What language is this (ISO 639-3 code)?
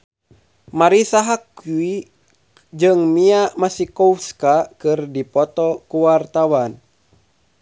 sun